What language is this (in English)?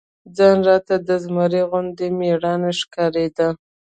Pashto